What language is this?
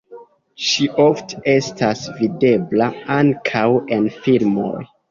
Esperanto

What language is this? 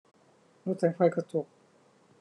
Thai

